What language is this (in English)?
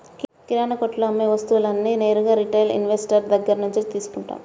Telugu